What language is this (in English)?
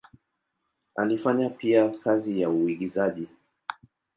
Swahili